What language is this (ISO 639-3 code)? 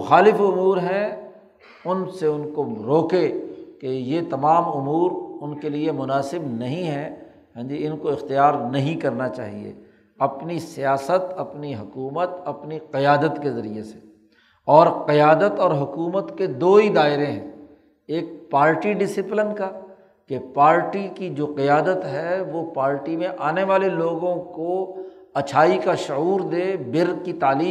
urd